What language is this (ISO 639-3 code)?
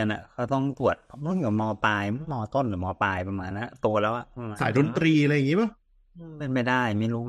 tha